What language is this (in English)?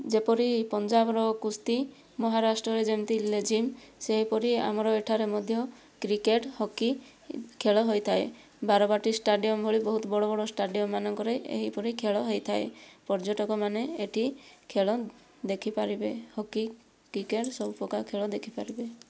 Odia